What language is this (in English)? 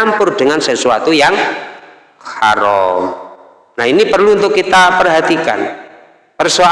Indonesian